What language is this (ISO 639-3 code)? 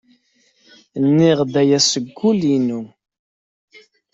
kab